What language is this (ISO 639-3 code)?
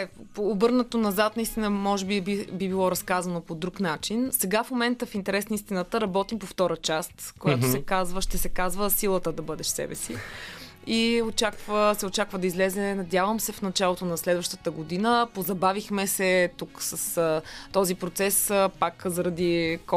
bul